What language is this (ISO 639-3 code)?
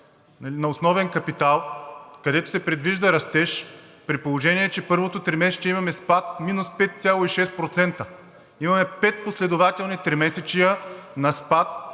bul